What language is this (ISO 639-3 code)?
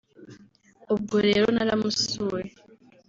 kin